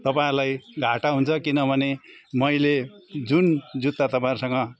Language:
Nepali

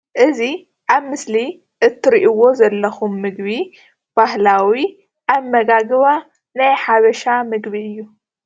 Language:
Tigrinya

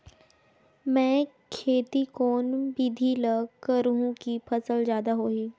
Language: Chhattisgarhi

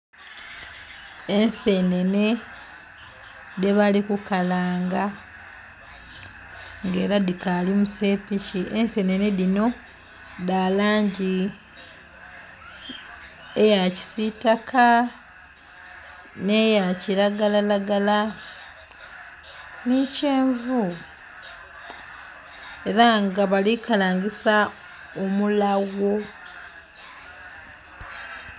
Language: Soga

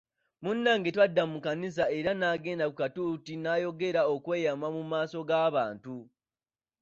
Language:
Ganda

